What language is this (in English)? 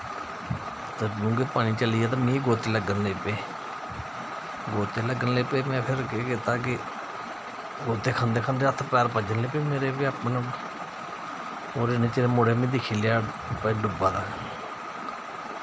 Dogri